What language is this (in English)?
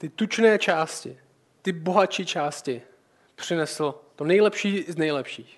Czech